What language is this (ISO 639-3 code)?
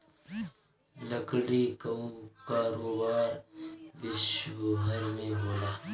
bho